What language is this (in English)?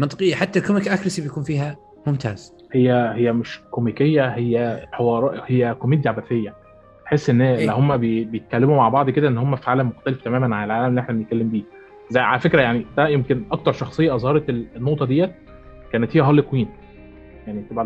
Arabic